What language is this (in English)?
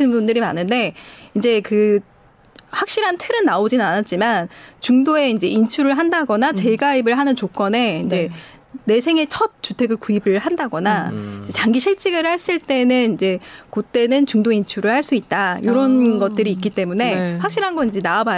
Korean